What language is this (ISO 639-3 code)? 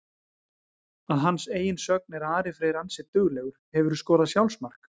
isl